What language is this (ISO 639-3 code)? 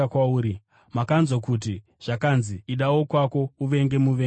sna